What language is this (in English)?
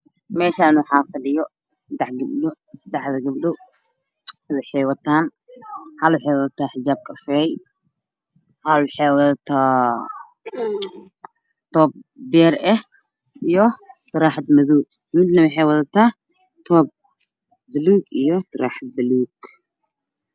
Somali